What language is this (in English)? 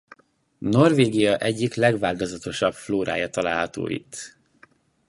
Hungarian